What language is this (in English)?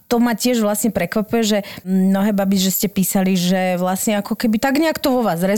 Slovak